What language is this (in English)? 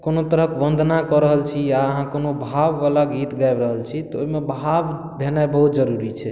Maithili